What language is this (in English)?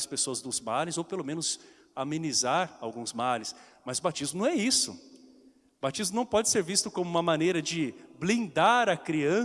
Portuguese